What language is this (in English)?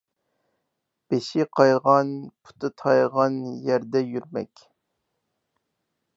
Uyghur